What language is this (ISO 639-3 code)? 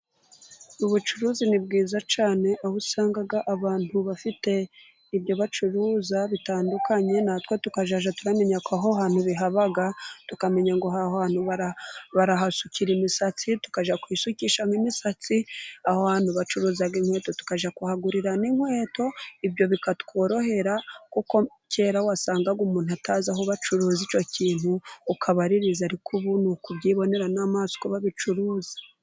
kin